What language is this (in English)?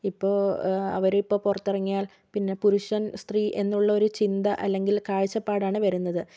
Malayalam